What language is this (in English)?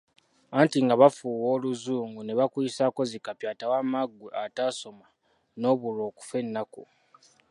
Ganda